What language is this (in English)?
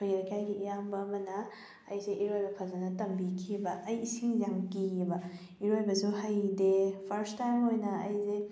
Manipuri